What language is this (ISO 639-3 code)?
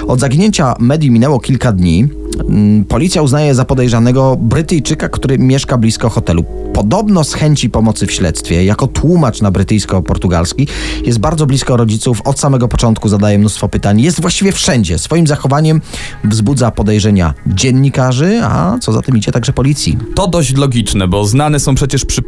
pol